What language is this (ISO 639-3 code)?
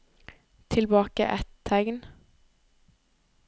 nor